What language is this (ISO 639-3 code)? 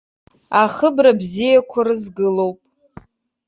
abk